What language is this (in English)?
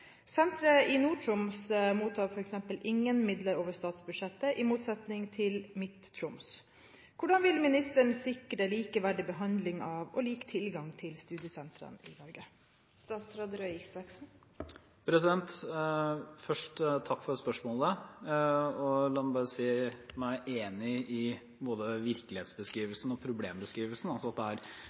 Norwegian Bokmål